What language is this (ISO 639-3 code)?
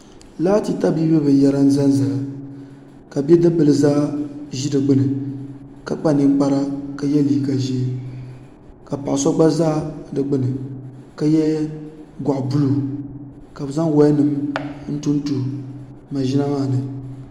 dag